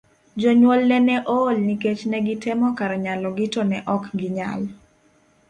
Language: Luo (Kenya and Tanzania)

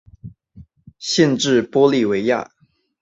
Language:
Chinese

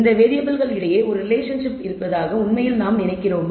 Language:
Tamil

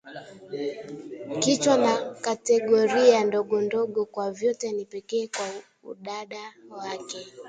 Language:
Swahili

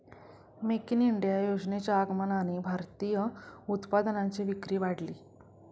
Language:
Marathi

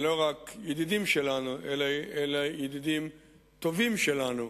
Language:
Hebrew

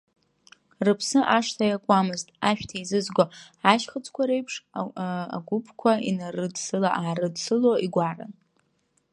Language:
Abkhazian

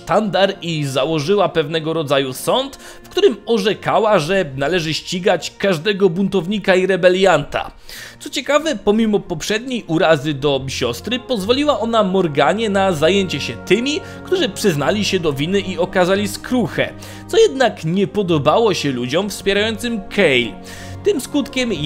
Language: Polish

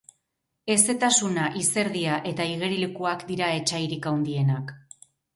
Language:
Basque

